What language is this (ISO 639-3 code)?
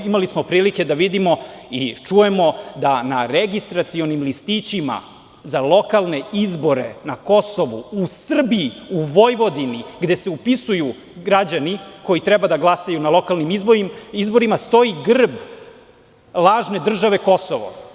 srp